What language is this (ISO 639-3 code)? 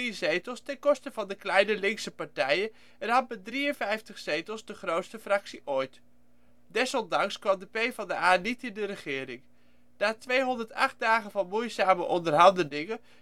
nld